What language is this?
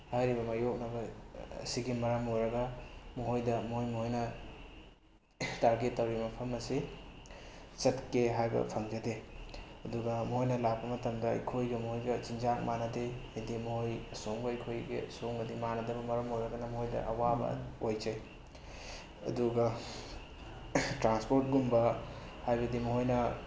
Manipuri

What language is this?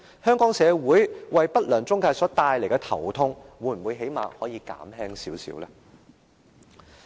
Cantonese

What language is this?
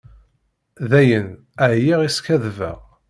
Kabyle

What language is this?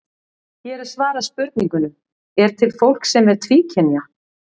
Icelandic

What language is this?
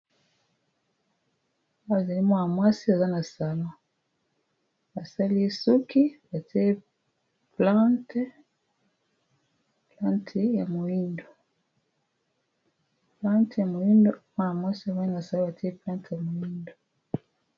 Lingala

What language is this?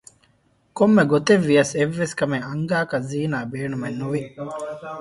Divehi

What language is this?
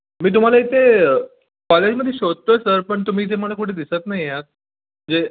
Marathi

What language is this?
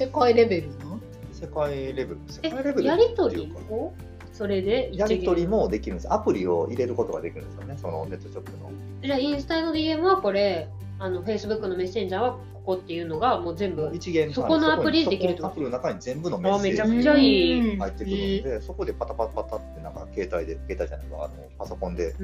Japanese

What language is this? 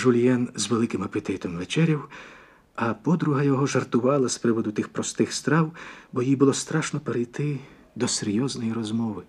Ukrainian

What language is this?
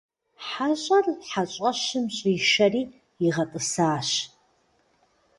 Kabardian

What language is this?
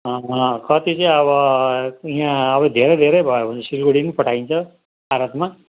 Nepali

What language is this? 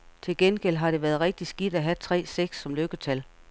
Danish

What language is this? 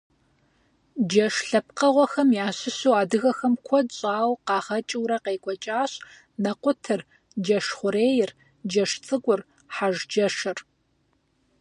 Kabardian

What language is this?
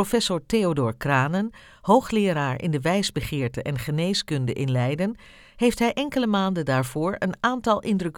Dutch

